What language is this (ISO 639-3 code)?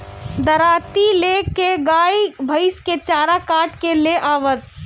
bho